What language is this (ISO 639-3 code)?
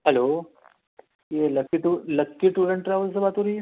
urd